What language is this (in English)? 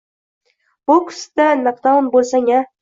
Uzbek